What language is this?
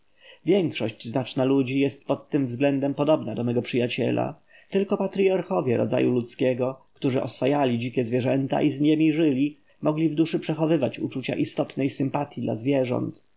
Polish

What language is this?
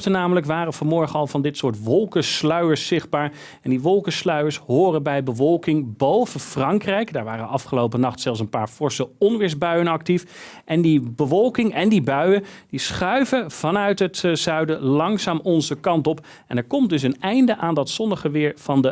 Dutch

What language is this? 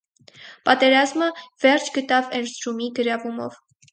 Armenian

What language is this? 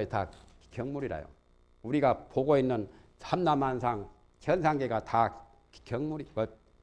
Korean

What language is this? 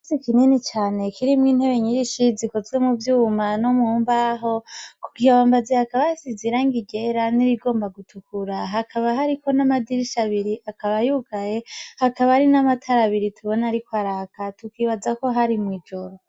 Rundi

